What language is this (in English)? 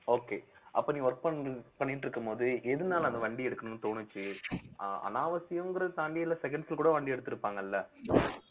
Tamil